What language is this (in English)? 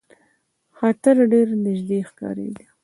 Pashto